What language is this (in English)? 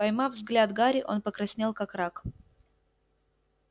Russian